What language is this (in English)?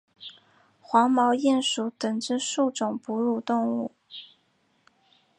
Chinese